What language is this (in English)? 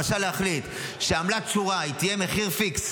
Hebrew